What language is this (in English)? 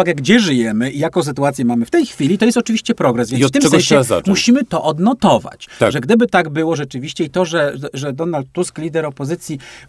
Polish